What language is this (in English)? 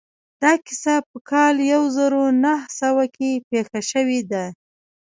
Pashto